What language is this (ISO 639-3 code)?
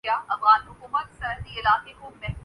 urd